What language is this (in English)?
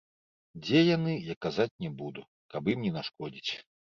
Belarusian